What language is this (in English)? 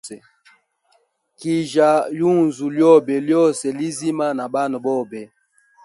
Hemba